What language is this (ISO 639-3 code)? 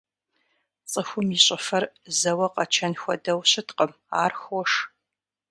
kbd